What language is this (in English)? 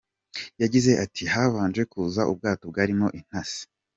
Kinyarwanda